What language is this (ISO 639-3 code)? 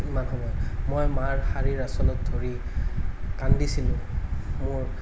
asm